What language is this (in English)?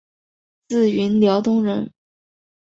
Chinese